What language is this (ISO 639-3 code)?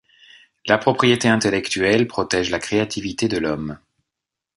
fra